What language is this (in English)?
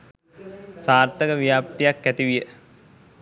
Sinhala